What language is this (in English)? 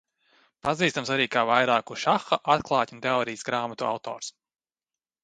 Latvian